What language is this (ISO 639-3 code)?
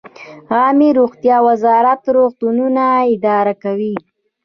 pus